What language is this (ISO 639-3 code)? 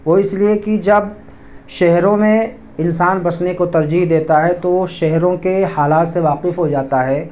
urd